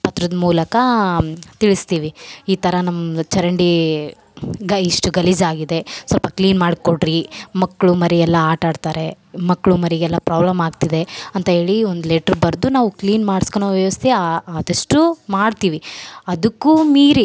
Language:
Kannada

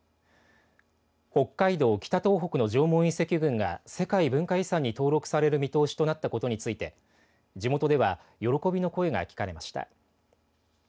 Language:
Japanese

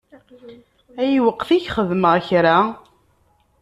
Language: Kabyle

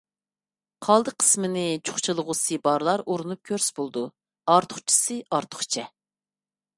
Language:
Uyghur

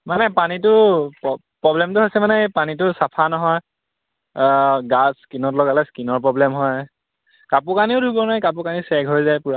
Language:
Assamese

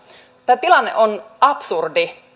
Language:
Finnish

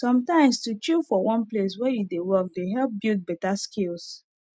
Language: Nigerian Pidgin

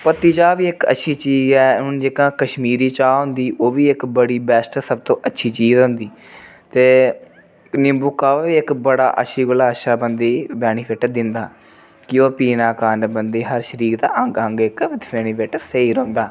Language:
Dogri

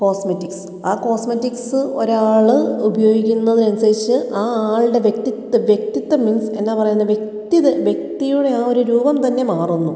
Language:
Malayalam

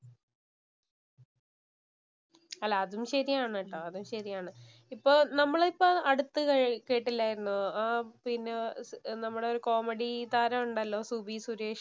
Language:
Malayalam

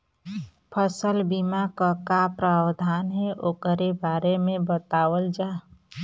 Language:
Bhojpuri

